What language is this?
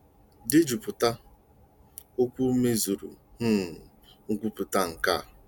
Igbo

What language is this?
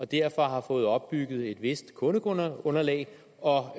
Danish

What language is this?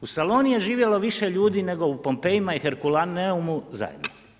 Croatian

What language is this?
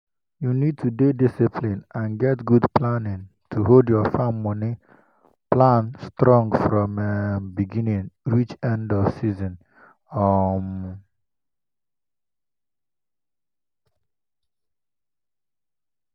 Nigerian Pidgin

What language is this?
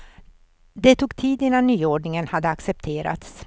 Swedish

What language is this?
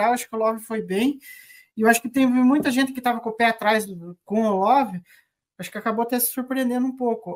Portuguese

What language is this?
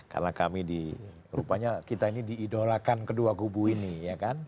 Indonesian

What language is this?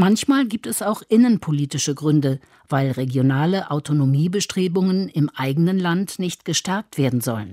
German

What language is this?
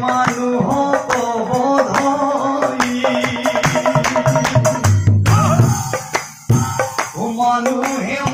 Arabic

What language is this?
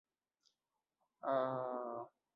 Urdu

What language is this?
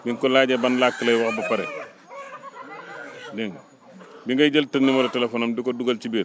Wolof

